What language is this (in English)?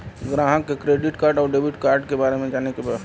Bhojpuri